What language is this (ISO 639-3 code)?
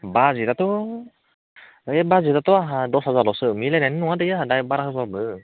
brx